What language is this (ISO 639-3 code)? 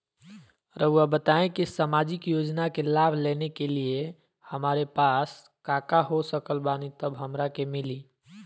mag